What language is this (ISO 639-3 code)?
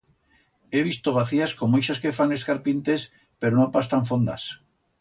arg